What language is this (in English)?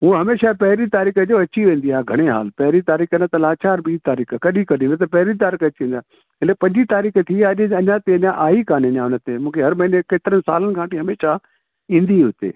Sindhi